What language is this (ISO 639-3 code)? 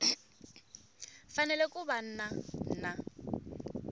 tso